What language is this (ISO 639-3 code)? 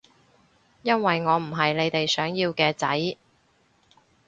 yue